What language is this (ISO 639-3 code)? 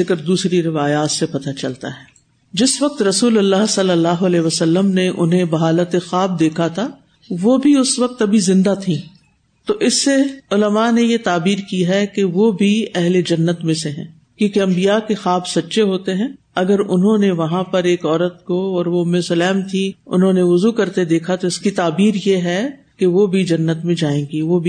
urd